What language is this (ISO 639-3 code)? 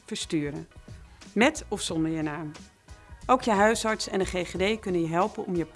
nld